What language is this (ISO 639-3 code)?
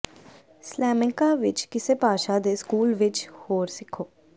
pan